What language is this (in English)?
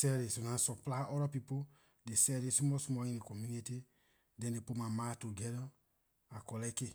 Liberian English